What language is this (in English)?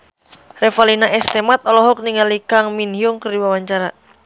Sundanese